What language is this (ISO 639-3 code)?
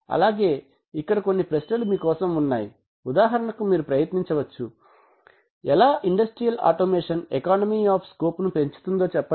tel